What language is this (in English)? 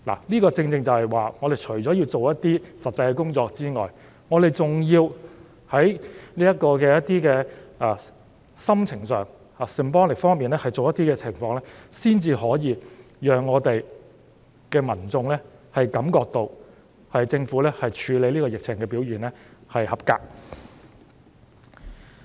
Cantonese